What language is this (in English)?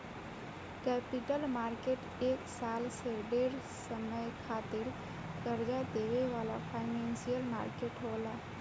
Bhojpuri